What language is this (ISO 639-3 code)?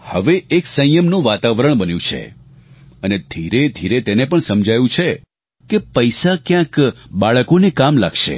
guj